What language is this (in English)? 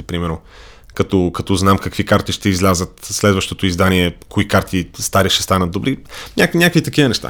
Bulgarian